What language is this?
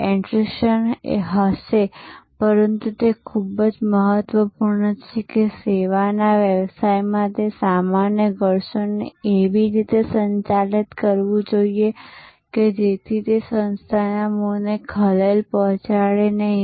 Gujarati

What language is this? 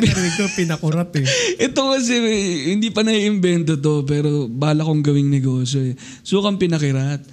Filipino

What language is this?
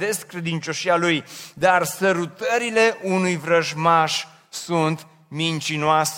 Romanian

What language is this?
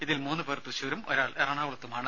Malayalam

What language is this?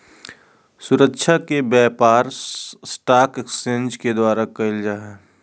Magahi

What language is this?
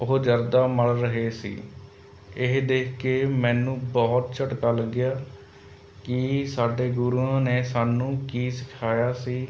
Punjabi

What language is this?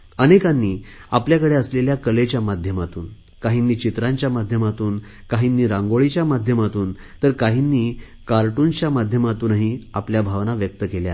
Marathi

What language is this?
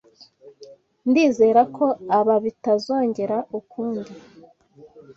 Kinyarwanda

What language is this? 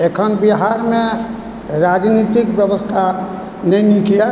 Maithili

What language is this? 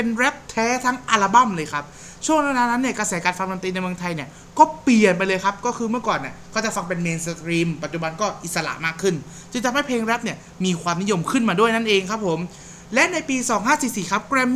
Thai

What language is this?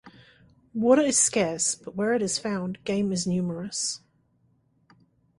English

